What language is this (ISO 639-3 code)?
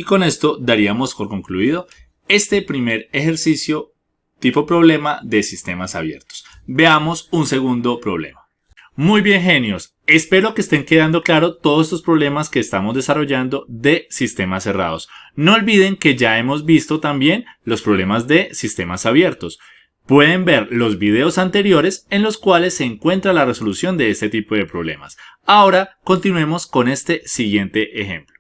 spa